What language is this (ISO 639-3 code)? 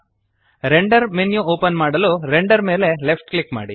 kan